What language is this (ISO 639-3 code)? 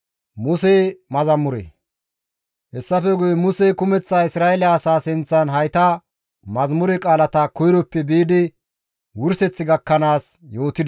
gmv